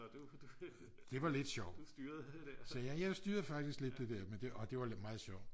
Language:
Danish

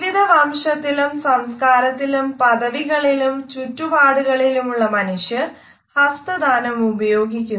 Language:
Malayalam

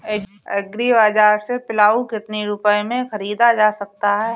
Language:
Hindi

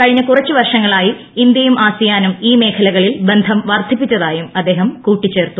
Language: Malayalam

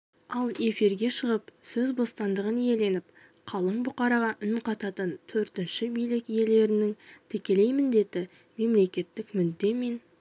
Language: Kazakh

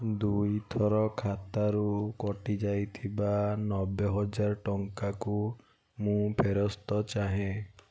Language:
Odia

